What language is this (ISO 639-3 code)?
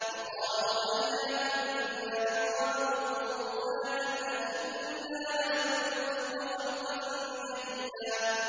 ara